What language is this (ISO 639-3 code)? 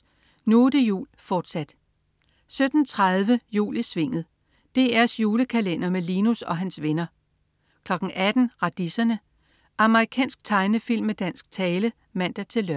dan